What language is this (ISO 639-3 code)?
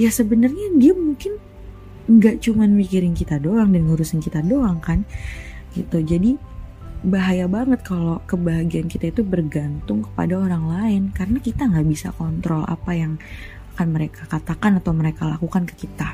ind